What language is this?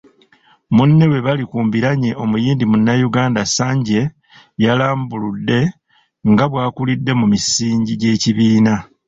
Ganda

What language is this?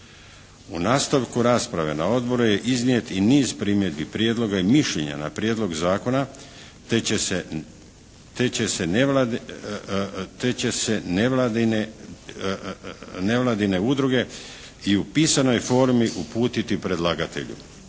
Croatian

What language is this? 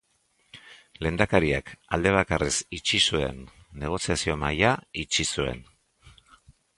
Basque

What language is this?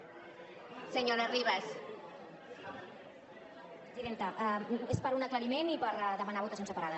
Catalan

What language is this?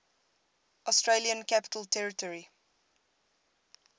English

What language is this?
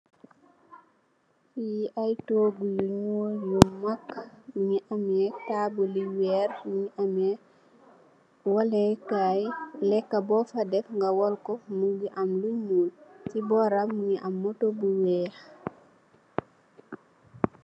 Wolof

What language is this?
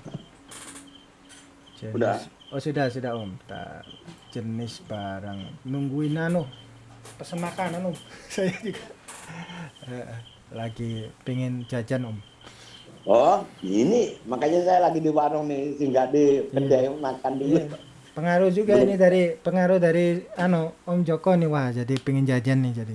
Indonesian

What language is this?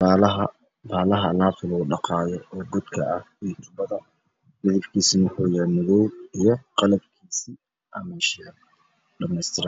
Somali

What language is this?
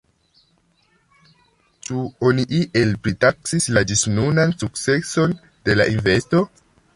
Esperanto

